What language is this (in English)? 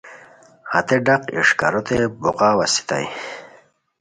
Khowar